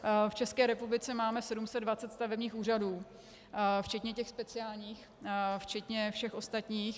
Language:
Czech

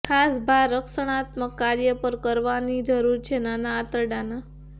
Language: Gujarati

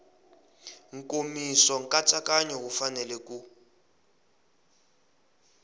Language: Tsonga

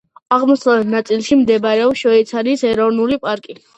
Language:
Georgian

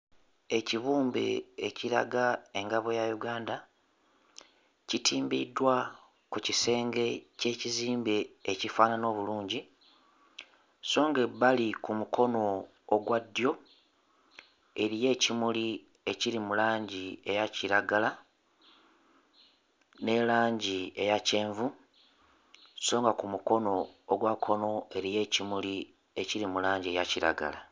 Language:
Ganda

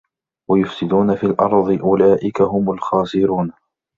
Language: Arabic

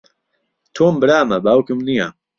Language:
Central Kurdish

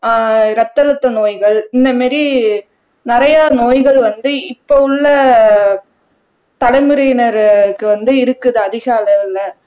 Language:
Tamil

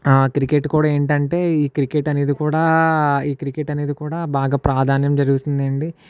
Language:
Telugu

